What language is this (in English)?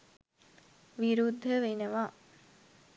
Sinhala